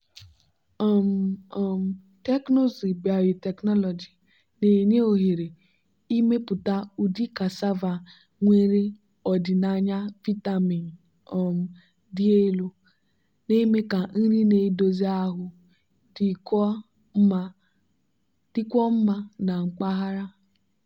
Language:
Igbo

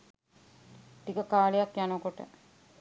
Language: Sinhala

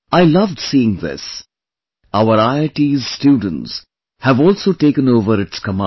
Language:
English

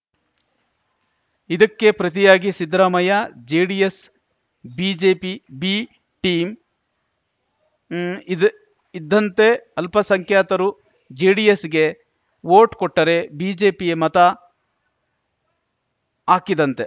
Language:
Kannada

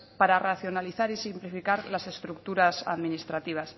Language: Spanish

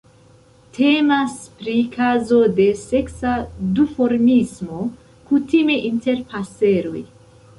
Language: Esperanto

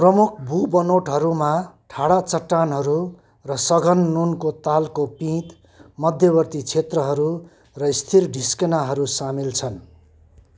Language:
Nepali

